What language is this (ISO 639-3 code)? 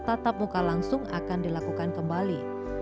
ind